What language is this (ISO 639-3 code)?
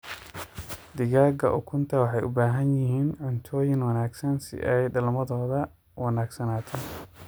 som